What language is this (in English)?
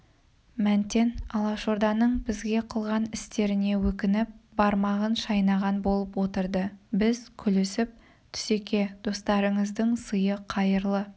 Kazakh